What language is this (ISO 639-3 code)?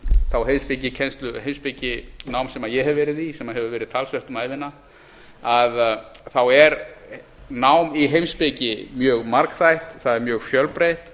isl